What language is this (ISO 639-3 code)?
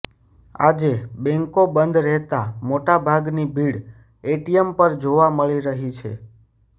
guj